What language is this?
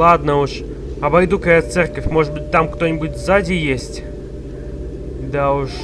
Russian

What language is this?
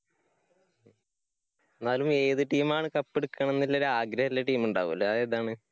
Malayalam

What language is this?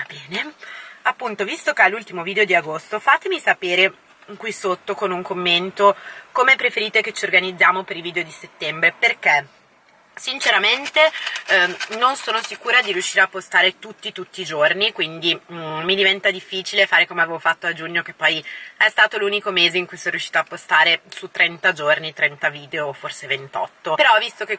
Italian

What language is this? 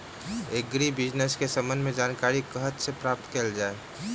Maithili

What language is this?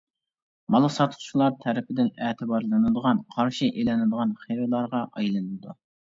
Uyghur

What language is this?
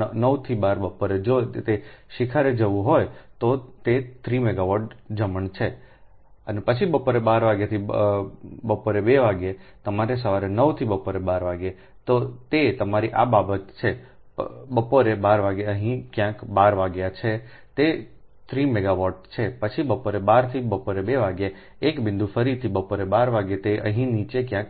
Gujarati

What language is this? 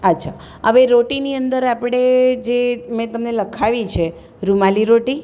Gujarati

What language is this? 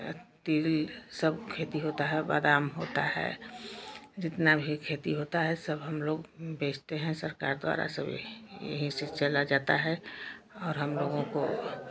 Hindi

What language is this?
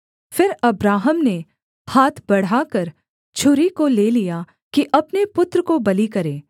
Hindi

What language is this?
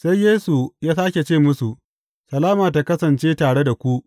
Hausa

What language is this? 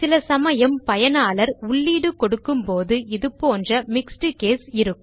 Tamil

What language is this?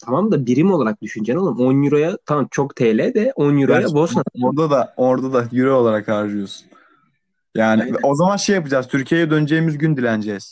Turkish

